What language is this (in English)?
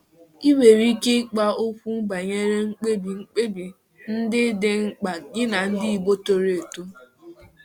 Igbo